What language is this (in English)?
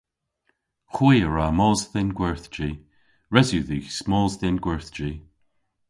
Cornish